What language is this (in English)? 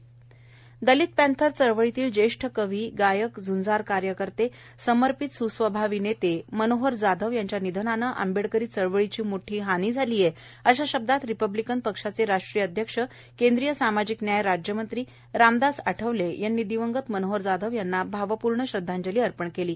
Marathi